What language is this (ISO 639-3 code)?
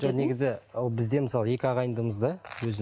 kaz